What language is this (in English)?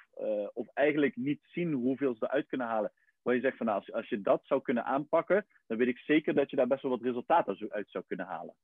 Dutch